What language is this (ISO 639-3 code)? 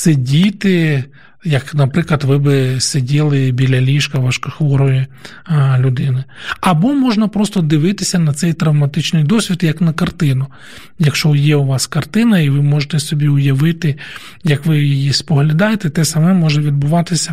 ukr